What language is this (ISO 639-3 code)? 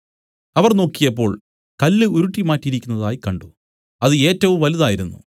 mal